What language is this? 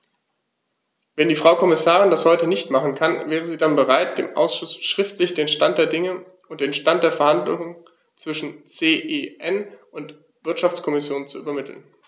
German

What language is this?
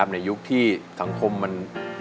Thai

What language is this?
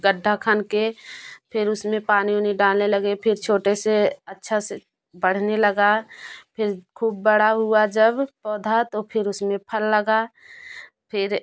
Hindi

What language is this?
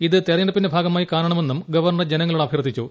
Malayalam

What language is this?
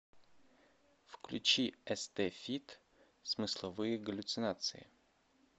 Russian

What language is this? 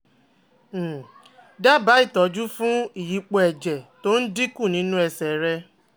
Yoruba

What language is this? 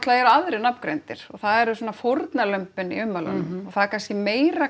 Icelandic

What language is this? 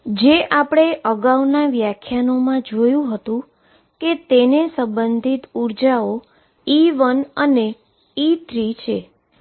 Gujarati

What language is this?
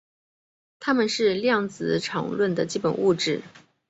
Chinese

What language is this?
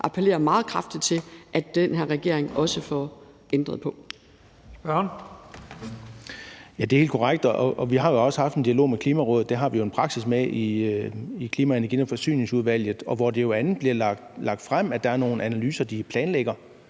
Danish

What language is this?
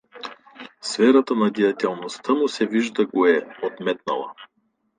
Bulgarian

